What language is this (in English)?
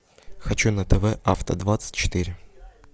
Russian